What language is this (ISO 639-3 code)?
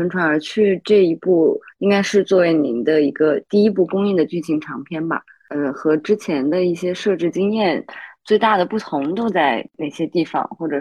zho